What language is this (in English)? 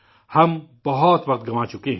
Urdu